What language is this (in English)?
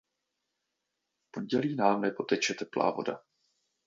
Czech